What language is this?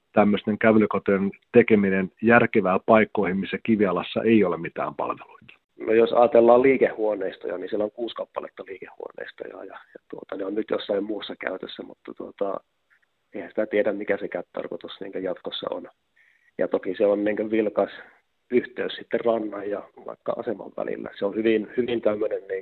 Finnish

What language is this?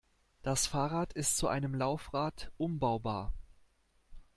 German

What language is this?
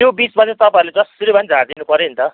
Nepali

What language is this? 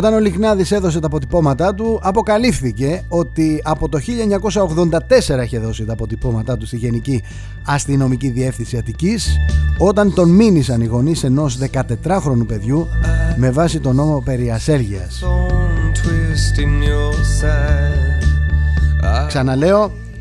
Greek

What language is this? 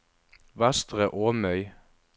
Norwegian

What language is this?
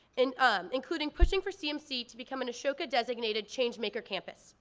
English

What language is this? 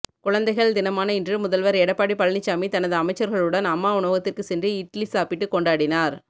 Tamil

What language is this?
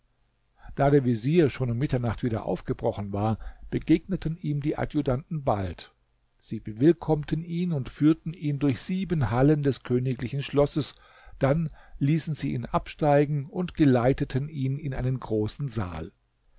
German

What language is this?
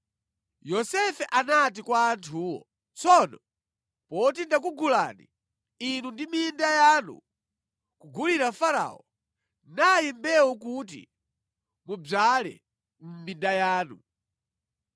Nyanja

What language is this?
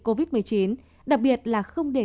Vietnamese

